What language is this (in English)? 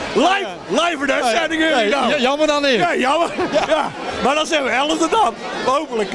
Dutch